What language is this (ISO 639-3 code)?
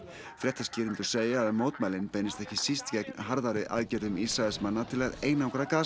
isl